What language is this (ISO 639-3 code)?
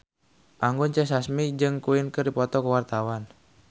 sun